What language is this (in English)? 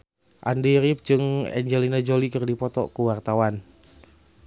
Sundanese